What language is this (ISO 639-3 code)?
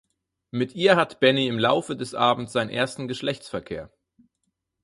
deu